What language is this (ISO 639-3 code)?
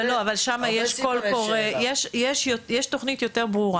heb